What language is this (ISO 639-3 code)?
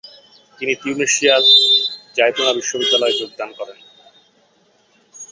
ben